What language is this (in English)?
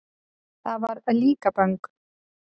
Icelandic